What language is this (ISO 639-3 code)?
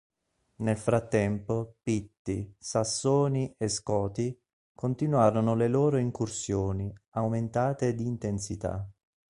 ita